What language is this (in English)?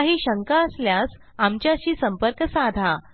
Marathi